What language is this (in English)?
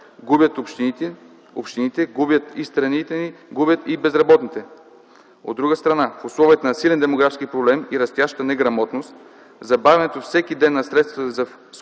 Bulgarian